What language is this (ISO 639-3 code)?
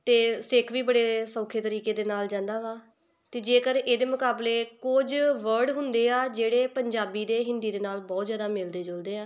pan